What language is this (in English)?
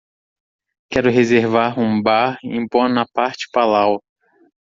Portuguese